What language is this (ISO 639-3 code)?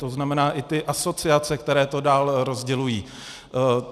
ces